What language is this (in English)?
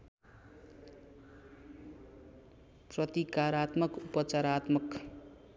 Nepali